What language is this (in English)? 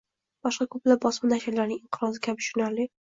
Uzbek